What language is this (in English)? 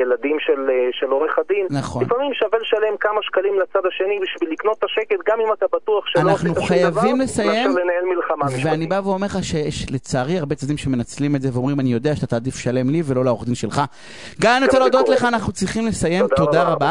Hebrew